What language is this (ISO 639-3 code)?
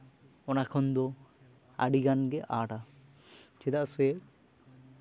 sat